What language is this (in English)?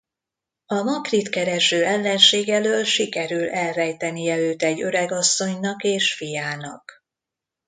Hungarian